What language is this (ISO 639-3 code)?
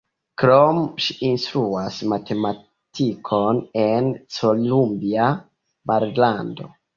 epo